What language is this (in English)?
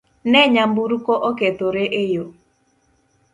Luo (Kenya and Tanzania)